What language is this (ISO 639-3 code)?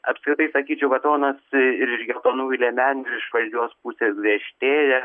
lit